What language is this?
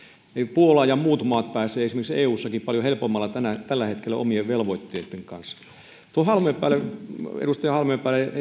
Finnish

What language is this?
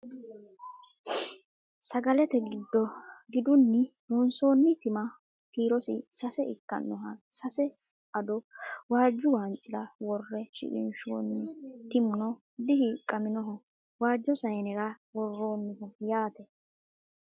Sidamo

